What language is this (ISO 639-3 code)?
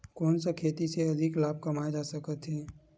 hne